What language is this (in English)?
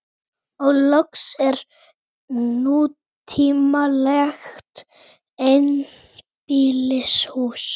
Icelandic